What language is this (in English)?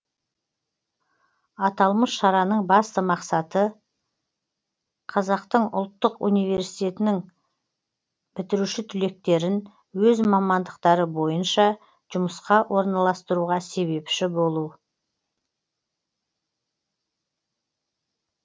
Kazakh